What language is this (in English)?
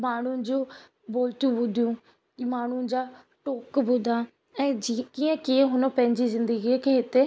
Sindhi